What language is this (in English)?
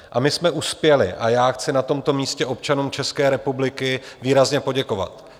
Czech